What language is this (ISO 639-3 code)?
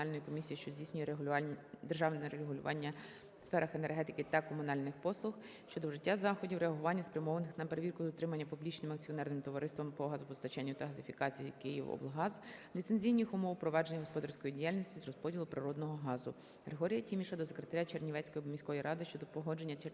ukr